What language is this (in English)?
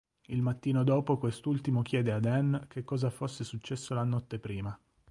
Italian